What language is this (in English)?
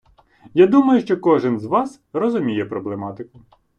Ukrainian